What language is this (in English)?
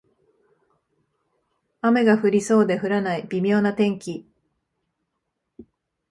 Japanese